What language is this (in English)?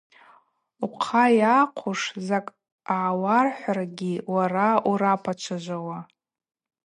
Abaza